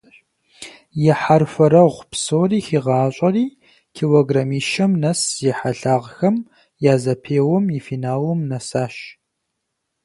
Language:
Kabardian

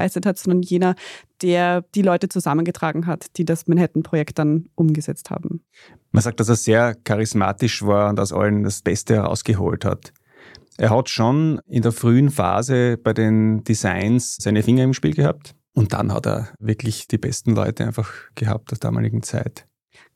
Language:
German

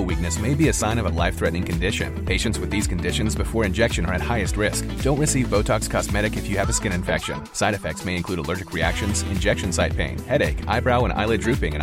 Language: Danish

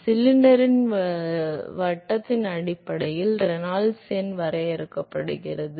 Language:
Tamil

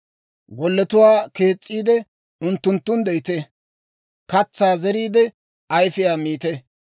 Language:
Dawro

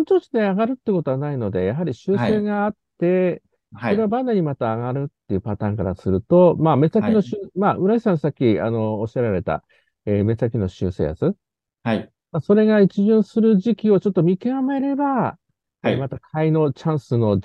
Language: Japanese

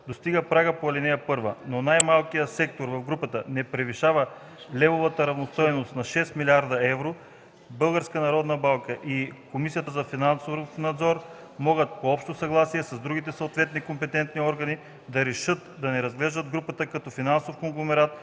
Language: Bulgarian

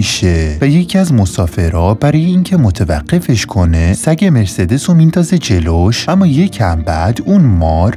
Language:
Persian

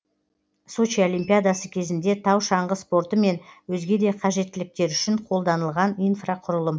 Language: Kazakh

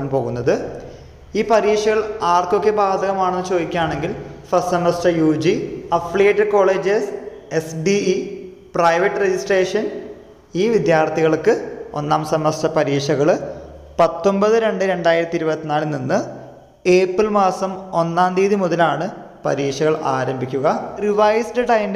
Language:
Malayalam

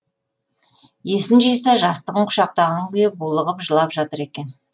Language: Kazakh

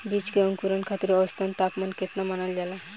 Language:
Bhojpuri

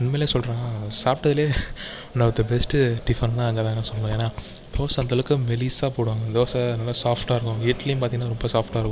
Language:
Tamil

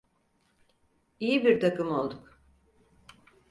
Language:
Turkish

